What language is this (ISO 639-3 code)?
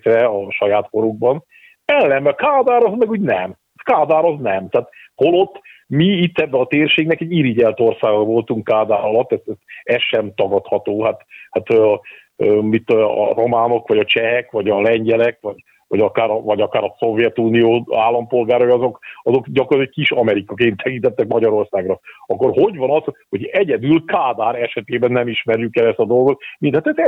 hun